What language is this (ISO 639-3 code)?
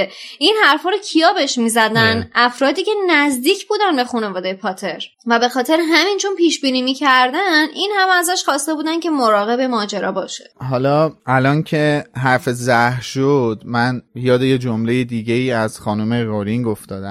fas